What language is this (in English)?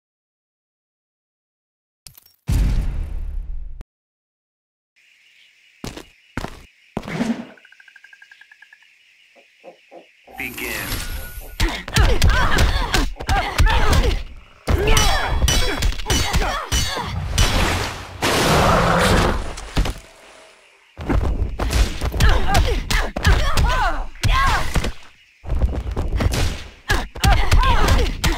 English